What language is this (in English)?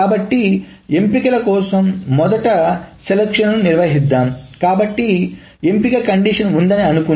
Telugu